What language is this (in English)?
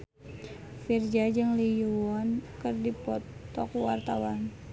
Sundanese